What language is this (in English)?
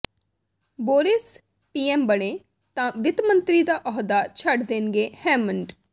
Punjabi